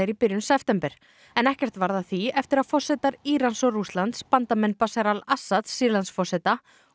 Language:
Icelandic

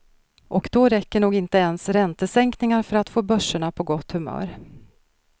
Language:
Swedish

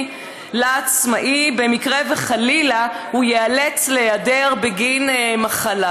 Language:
Hebrew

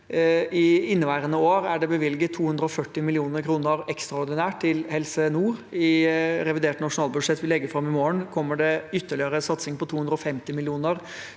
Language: Norwegian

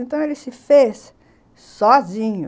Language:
Portuguese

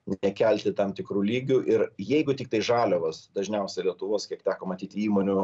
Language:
Lithuanian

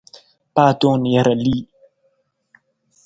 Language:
Nawdm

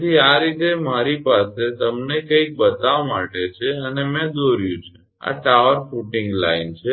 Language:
Gujarati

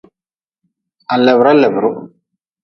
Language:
Nawdm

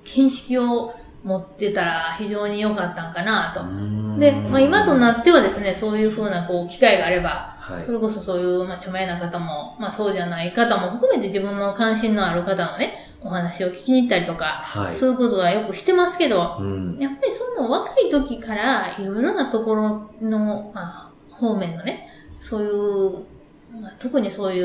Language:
Japanese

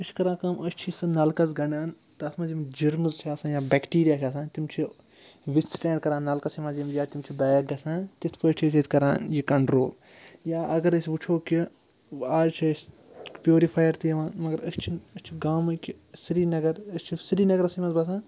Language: Kashmiri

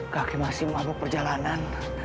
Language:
Indonesian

